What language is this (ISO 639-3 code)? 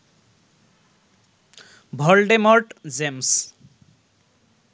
ben